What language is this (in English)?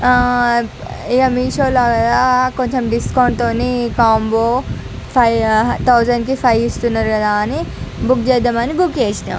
Telugu